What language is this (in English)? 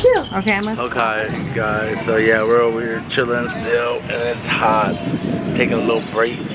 English